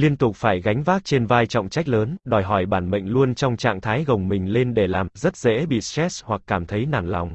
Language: Vietnamese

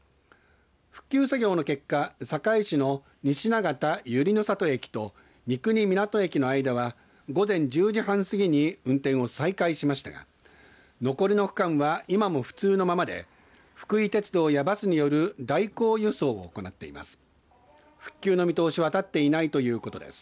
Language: Japanese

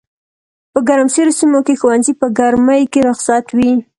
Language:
Pashto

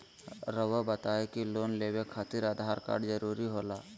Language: Magahi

